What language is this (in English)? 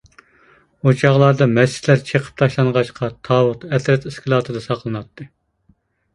Uyghur